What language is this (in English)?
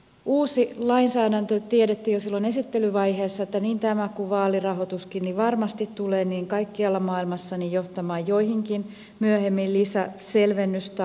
Finnish